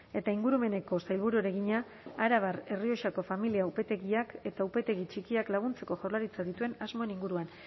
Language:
Basque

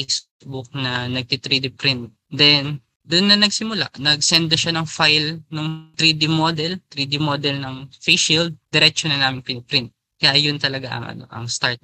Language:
Filipino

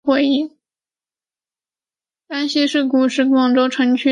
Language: Chinese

